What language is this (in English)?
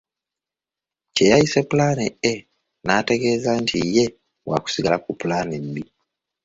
Ganda